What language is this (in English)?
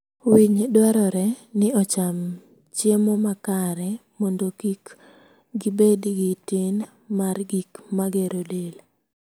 Luo (Kenya and Tanzania)